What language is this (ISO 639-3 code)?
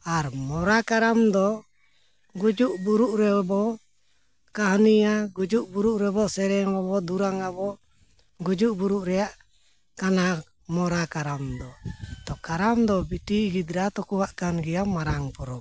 sat